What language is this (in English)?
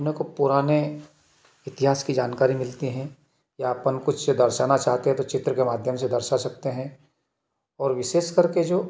Hindi